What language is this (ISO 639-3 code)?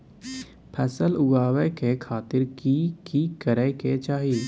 mai